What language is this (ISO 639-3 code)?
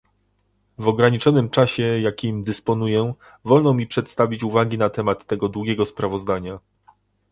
pol